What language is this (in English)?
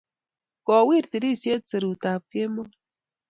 Kalenjin